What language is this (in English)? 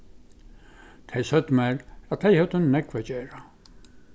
Faroese